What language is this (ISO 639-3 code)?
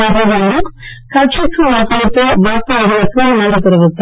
tam